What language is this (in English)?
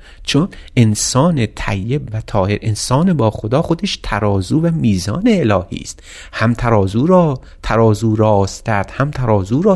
Persian